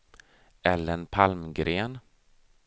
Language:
Swedish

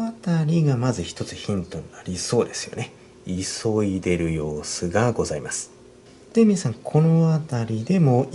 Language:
Japanese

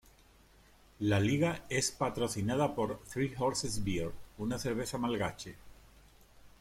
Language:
Spanish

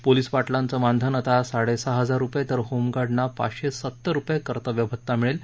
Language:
Marathi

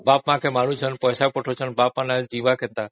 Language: Odia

